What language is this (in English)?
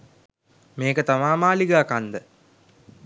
Sinhala